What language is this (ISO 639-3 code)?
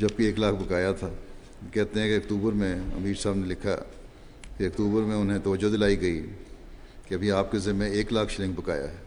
urd